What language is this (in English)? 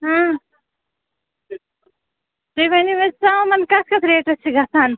Kashmiri